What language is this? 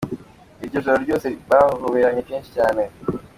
Kinyarwanda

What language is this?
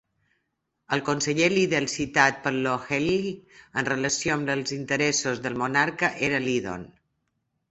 Catalan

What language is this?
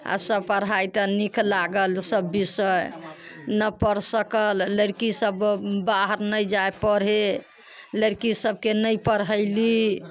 Maithili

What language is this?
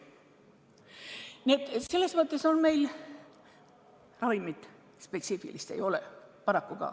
Estonian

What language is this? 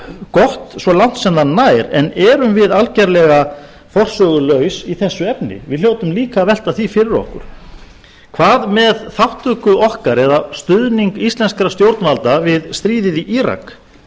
Icelandic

